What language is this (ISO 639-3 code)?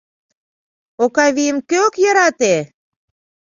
chm